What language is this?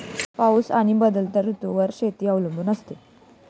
Marathi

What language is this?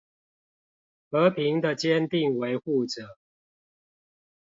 Chinese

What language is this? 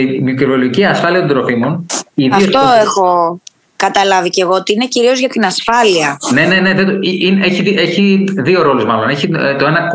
Greek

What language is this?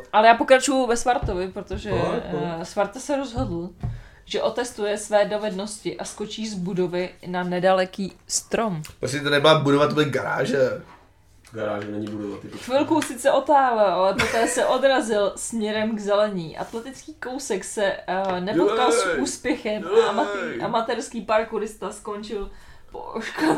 Czech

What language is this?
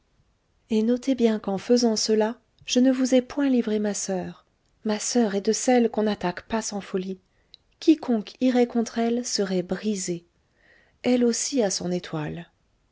French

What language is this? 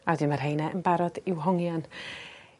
Welsh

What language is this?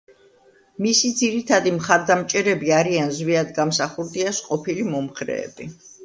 Georgian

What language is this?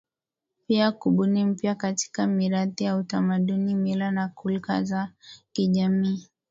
Swahili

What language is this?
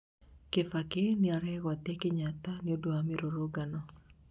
Kikuyu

